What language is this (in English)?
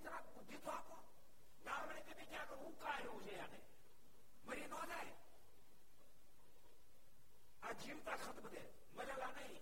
Gujarati